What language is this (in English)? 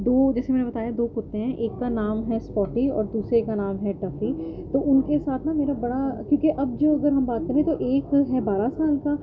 Urdu